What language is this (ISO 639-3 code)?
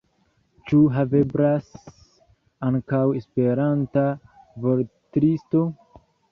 epo